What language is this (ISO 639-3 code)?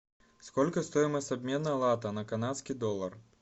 rus